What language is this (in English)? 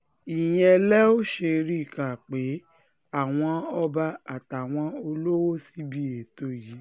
Yoruba